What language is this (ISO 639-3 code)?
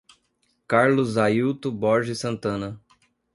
por